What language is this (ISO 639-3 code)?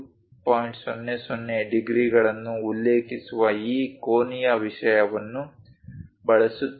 kan